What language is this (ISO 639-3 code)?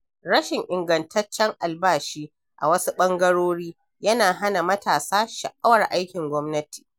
hau